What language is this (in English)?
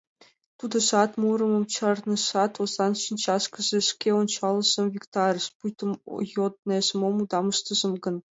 Mari